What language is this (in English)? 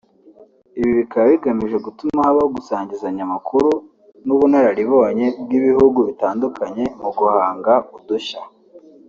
Kinyarwanda